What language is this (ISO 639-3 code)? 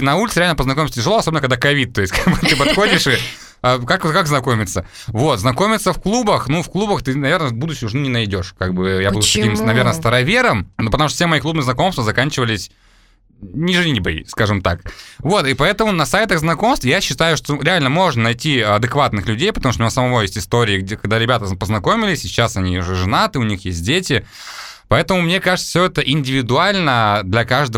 rus